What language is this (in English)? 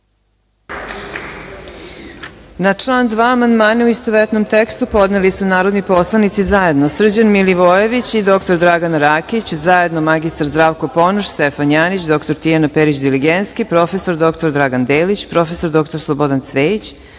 Serbian